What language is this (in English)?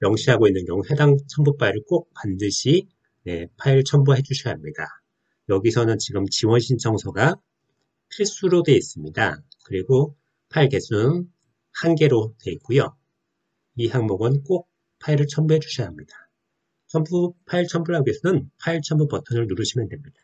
Korean